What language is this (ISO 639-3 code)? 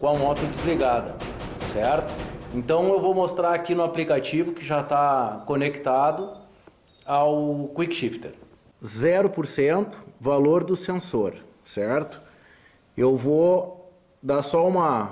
por